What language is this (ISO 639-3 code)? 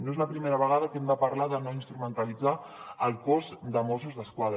cat